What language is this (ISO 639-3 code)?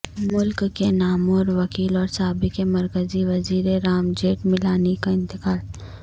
urd